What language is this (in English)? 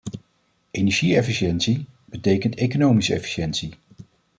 Dutch